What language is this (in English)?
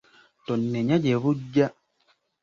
Ganda